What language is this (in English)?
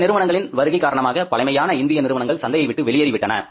Tamil